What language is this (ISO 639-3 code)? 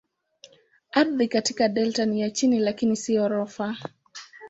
swa